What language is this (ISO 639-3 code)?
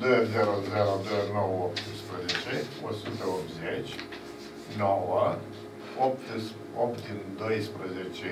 ron